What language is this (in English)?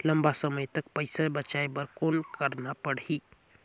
Chhattisgarhi